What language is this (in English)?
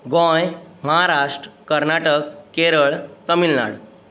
Konkani